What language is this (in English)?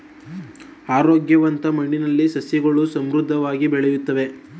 Kannada